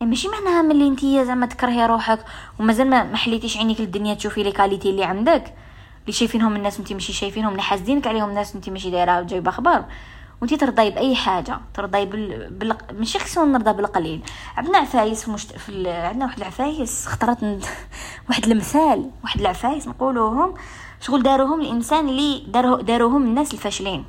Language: Arabic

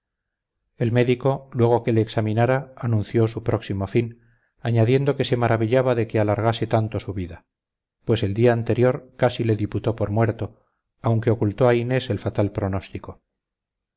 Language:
Spanish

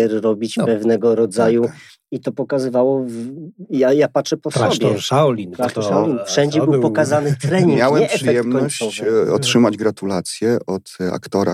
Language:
Polish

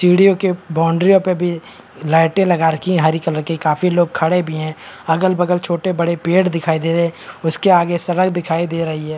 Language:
Hindi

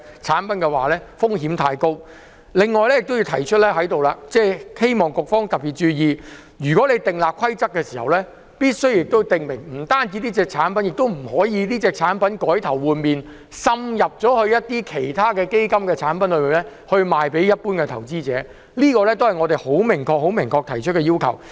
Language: Cantonese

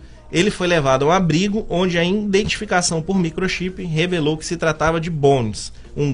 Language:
Portuguese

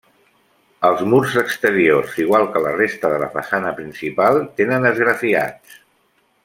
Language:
Catalan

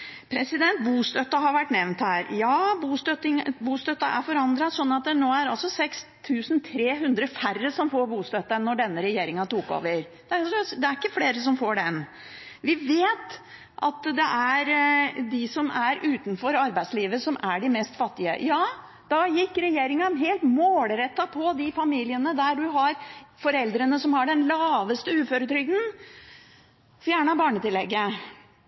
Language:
Norwegian Bokmål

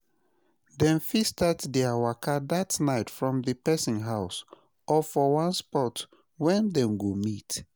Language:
Nigerian Pidgin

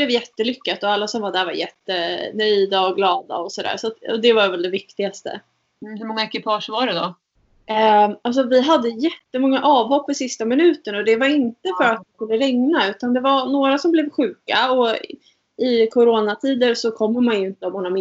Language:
Swedish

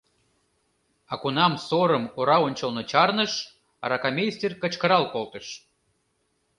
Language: Mari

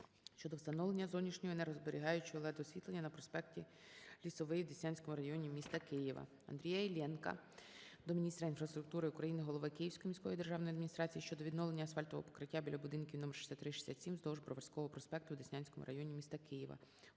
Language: Ukrainian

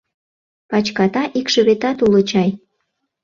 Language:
Mari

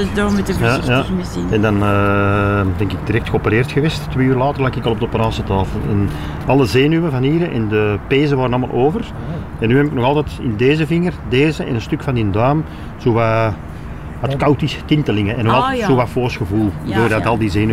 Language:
Dutch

